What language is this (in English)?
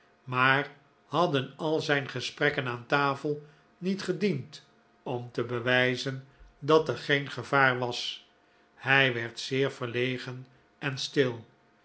Dutch